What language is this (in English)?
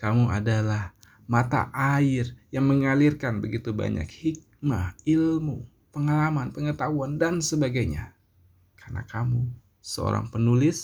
Indonesian